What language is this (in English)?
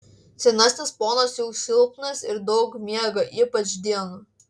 Lithuanian